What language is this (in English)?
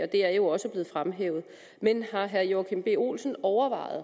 Danish